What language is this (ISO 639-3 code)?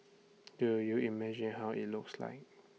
eng